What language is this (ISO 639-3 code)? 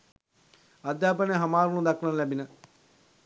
sin